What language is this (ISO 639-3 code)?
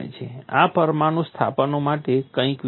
guj